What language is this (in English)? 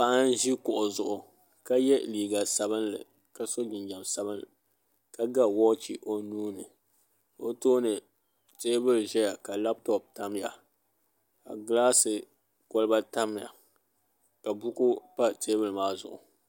Dagbani